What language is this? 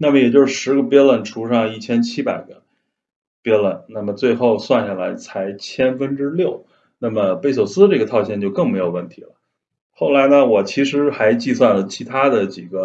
Chinese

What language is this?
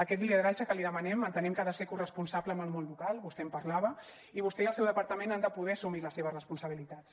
Catalan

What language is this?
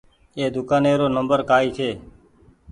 Goaria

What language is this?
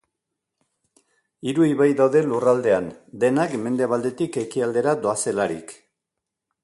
Basque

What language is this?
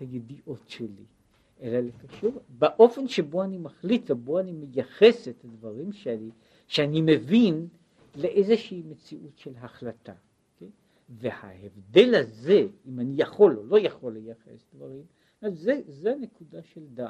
Hebrew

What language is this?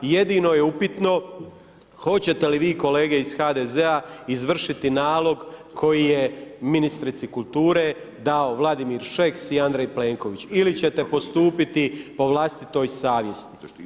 Croatian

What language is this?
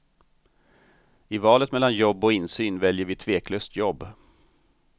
Swedish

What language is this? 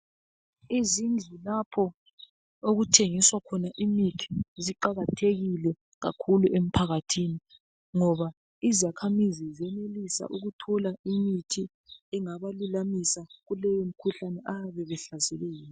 North Ndebele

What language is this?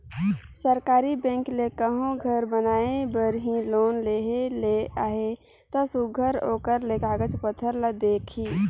Chhattisgarhi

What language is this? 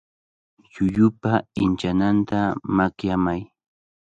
Cajatambo North Lima Quechua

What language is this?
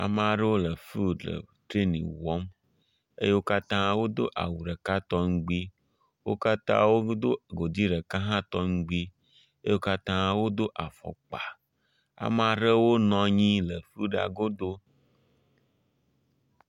Ewe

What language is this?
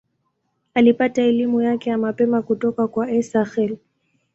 Swahili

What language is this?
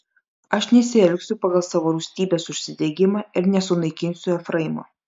Lithuanian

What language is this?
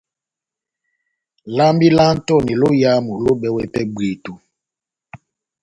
Batanga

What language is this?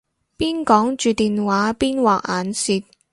Cantonese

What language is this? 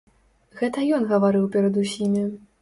Belarusian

